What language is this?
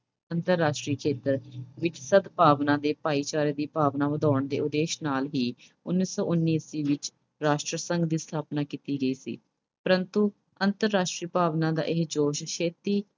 Punjabi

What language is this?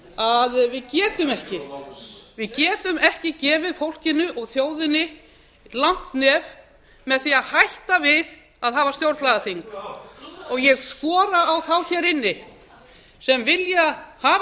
Icelandic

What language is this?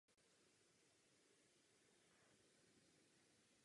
Czech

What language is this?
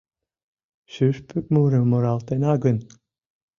Mari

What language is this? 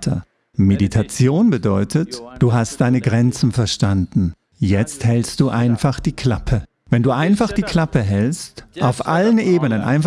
German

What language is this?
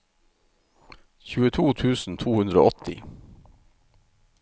Norwegian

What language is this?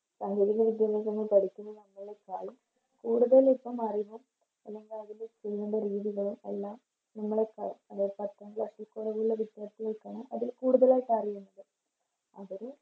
Malayalam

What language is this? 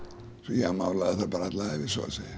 Icelandic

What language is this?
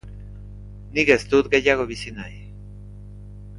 Basque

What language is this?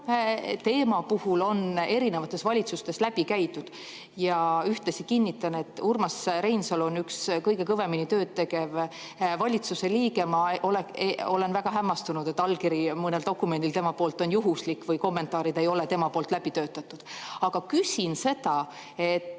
Estonian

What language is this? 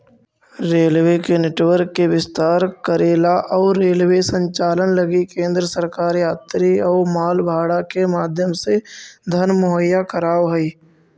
Magahi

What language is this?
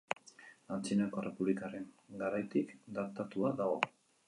Basque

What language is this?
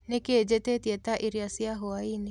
Kikuyu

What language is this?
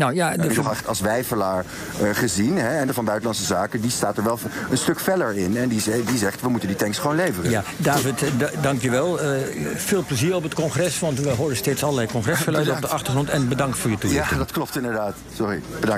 Dutch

